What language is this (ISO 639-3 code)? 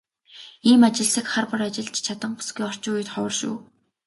mon